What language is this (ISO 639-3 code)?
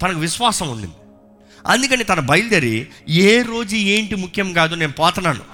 tel